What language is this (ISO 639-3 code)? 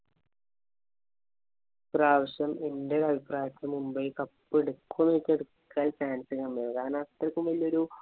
mal